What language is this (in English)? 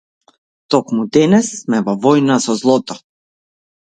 Macedonian